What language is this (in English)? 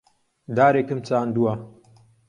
Central Kurdish